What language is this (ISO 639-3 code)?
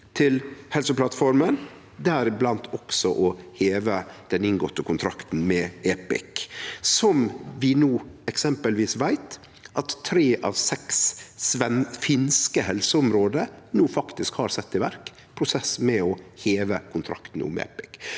nor